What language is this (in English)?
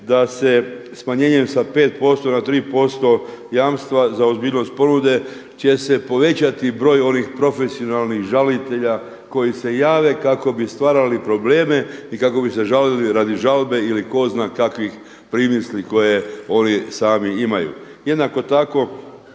Croatian